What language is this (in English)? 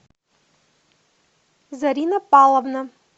Russian